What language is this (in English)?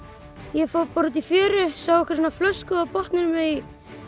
Icelandic